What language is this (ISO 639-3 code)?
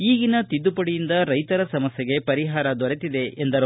kan